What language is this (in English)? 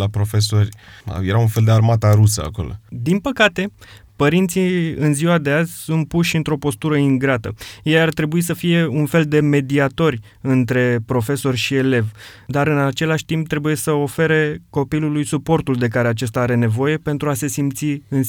Romanian